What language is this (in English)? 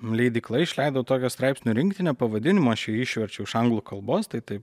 Lithuanian